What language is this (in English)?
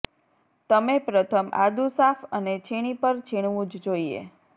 Gujarati